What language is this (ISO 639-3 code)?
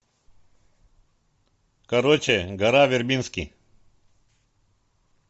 rus